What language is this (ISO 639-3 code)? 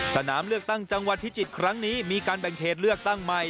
tha